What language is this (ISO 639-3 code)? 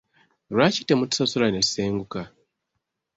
lug